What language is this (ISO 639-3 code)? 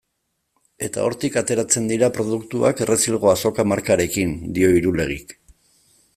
eus